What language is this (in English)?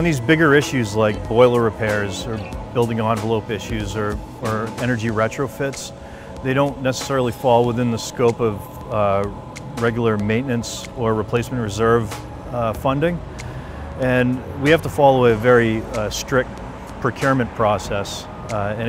English